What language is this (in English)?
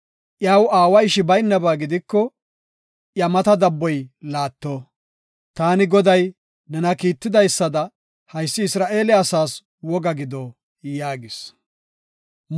Gofa